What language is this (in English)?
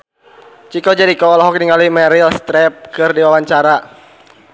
Sundanese